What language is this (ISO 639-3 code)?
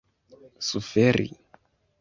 epo